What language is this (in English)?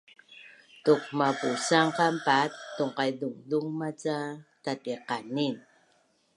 Bunun